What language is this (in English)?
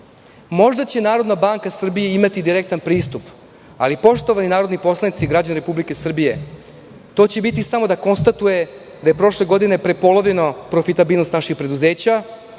Serbian